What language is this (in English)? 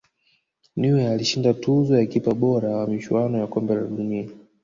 Swahili